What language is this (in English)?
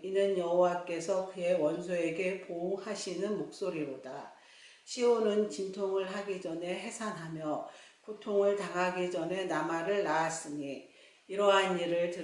Korean